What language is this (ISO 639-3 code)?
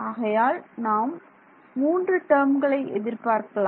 tam